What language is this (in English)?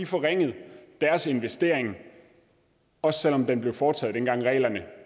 Danish